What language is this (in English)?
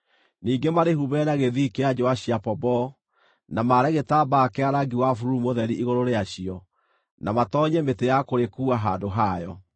Kikuyu